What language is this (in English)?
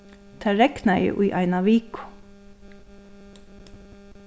Faroese